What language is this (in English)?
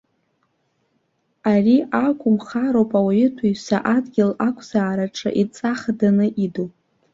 Abkhazian